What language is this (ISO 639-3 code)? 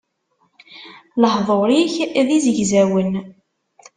kab